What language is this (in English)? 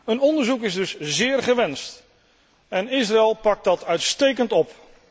Dutch